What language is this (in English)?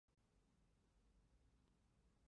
Chinese